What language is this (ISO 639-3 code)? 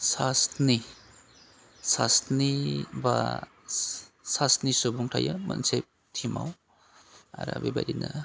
brx